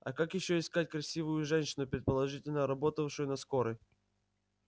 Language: Russian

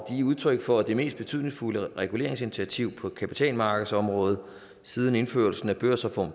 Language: Danish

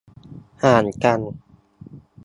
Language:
Thai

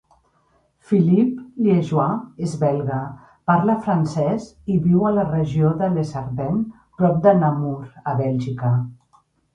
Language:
Catalan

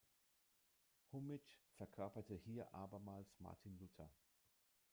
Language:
German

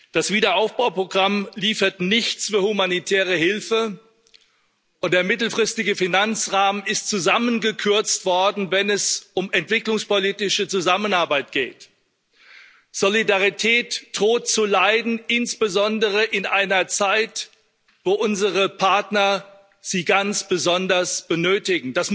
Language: German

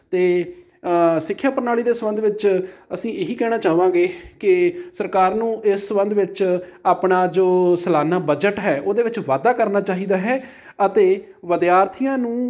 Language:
Punjabi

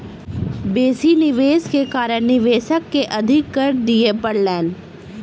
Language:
Maithili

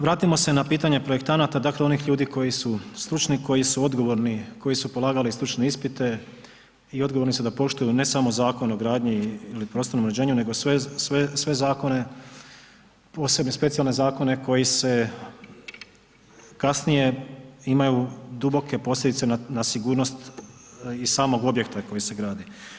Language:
Croatian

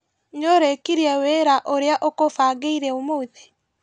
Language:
Kikuyu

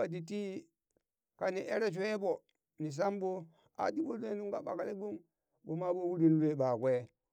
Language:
Burak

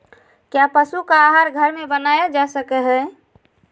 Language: Magahi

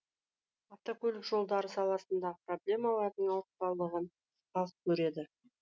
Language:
Kazakh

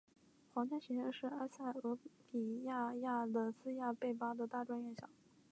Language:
Chinese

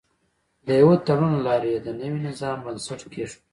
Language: Pashto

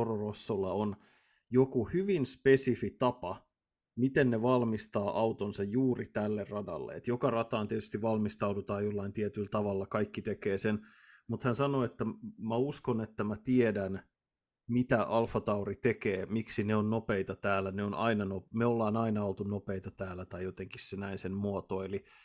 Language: Finnish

